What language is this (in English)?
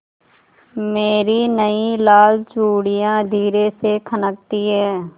Hindi